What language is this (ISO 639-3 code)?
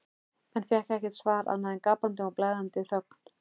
isl